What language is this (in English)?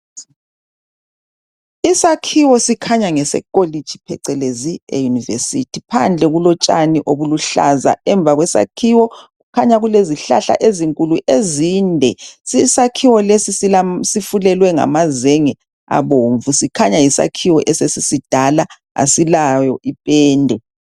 North Ndebele